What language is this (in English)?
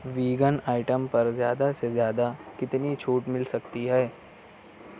Urdu